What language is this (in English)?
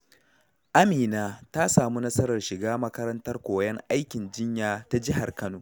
Hausa